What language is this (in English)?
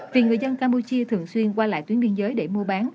Vietnamese